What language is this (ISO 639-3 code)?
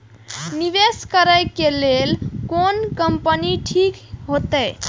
mai